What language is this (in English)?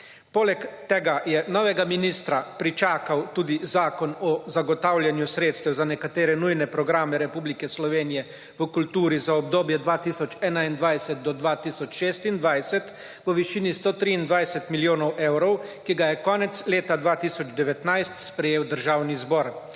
Slovenian